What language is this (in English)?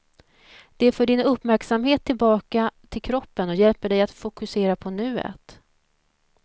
Swedish